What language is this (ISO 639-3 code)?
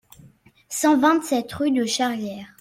fra